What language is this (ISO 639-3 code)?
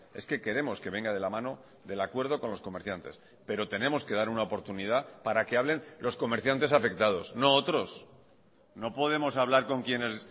spa